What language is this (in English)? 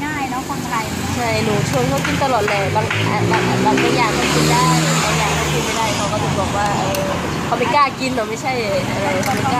Thai